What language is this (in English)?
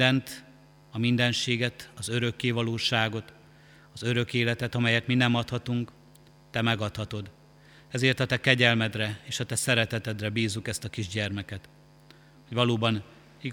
Hungarian